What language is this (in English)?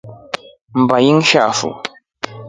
Rombo